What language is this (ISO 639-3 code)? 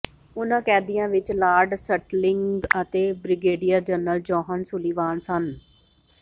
pan